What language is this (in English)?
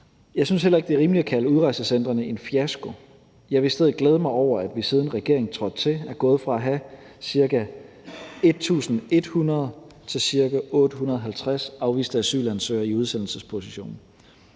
Danish